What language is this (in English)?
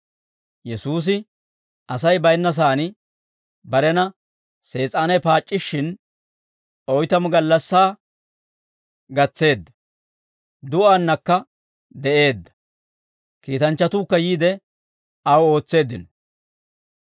Dawro